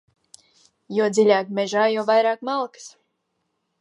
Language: Latvian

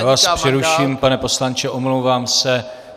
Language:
Czech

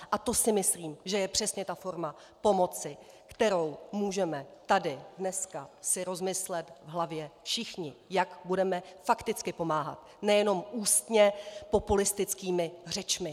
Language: Czech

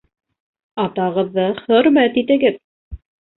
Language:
Bashkir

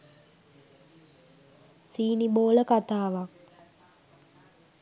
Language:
Sinhala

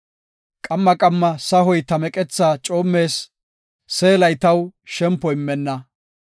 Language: Gofa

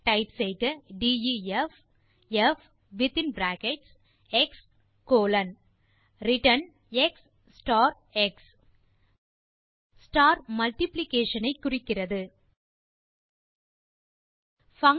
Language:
Tamil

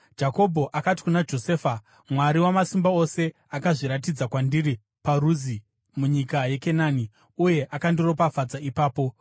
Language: Shona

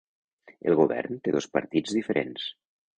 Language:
Catalan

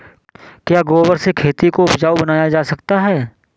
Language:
Hindi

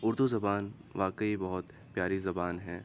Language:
Urdu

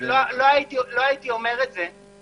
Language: Hebrew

